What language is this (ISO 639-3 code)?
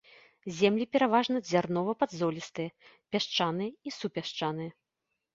bel